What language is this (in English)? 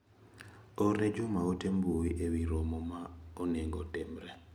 Luo (Kenya and Tanzania)